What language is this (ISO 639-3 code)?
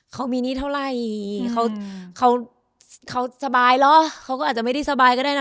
tha